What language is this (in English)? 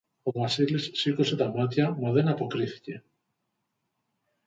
Greek